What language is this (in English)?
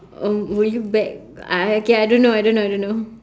English